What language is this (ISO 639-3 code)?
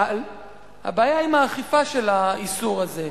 heb